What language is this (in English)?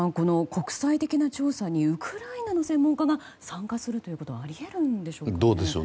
Japanese